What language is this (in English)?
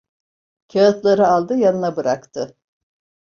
Turkish